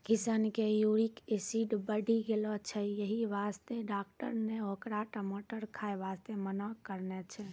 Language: Maithili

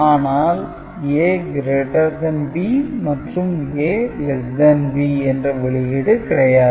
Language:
Tamil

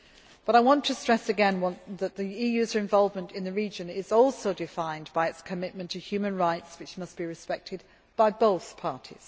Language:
English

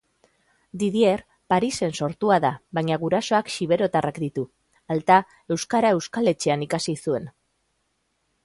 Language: Basque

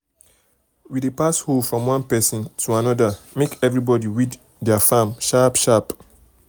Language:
Nigerian Pidgin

